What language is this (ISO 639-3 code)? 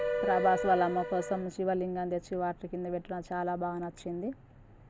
tel